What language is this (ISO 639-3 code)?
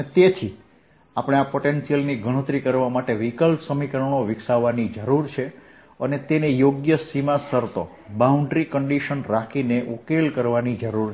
guj